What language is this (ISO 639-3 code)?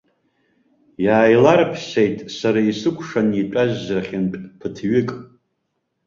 abk